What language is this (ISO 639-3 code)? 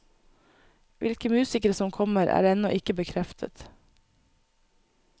nor